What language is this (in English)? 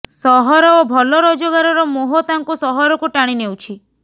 Odia